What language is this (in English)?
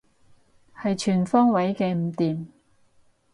Cantonese